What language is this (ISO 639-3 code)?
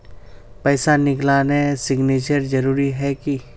mag